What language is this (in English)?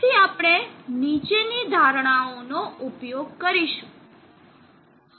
Gujarati